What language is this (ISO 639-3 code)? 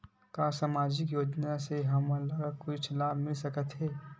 hne